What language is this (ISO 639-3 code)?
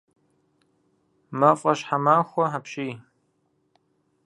kbd